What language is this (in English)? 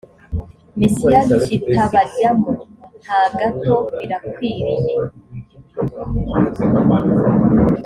Kinyarwanda